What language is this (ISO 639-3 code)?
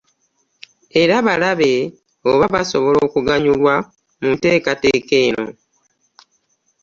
lug